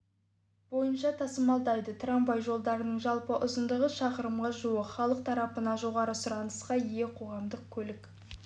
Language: Kazakh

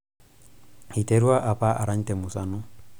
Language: Masai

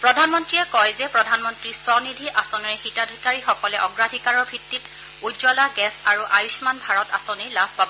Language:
Assamese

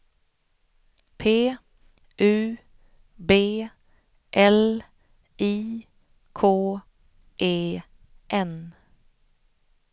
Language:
Swedish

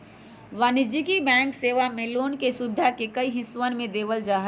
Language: Magahi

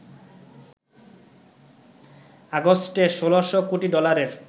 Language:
Bangla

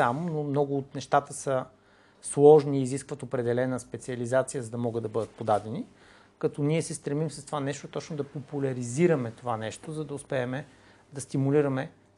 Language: Bulgarian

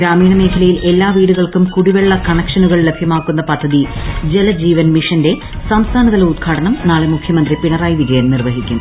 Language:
Malayalam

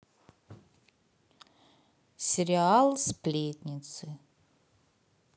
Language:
Russian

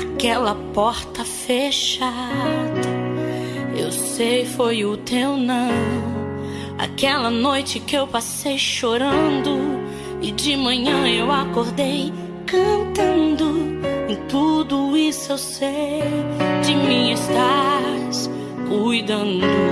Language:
Portuguese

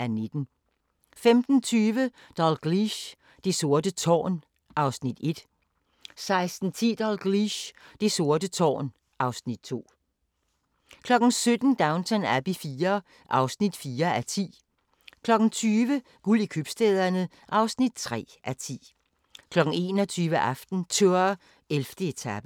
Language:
Danish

